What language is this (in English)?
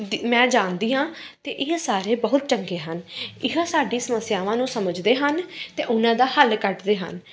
Punjabi